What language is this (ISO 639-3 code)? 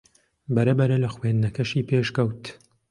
ckb